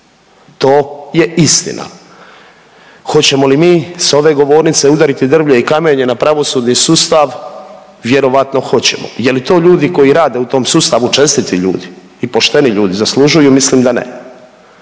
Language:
Croatian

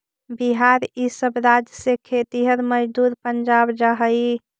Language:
Magahi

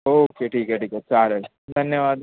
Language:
Marathi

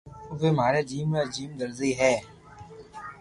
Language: Loarki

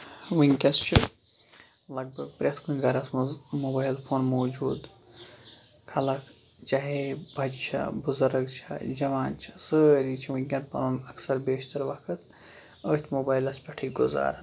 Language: Kashmiri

